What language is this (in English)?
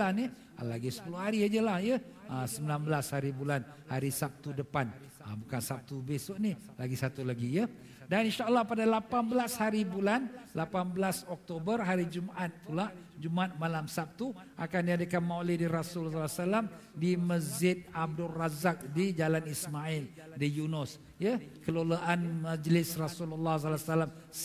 Malay